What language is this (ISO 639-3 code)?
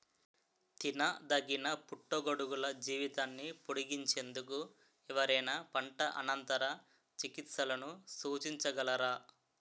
tel